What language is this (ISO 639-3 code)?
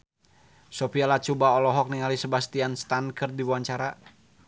sun